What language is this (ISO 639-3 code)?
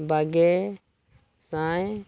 sat